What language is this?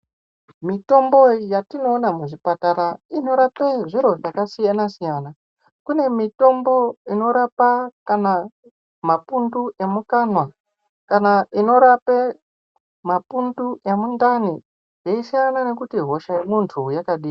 Ndau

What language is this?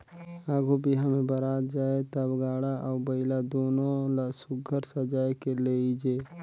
Chhattisgarhi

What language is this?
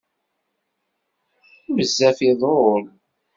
Kabyle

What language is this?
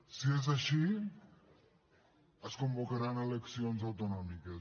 Catalan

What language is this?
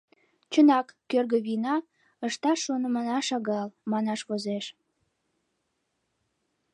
Mari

